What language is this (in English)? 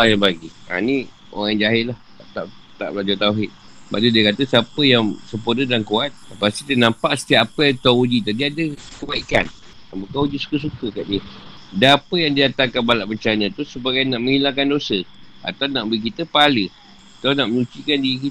Malay